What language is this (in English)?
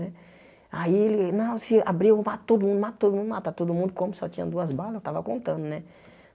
Portuguese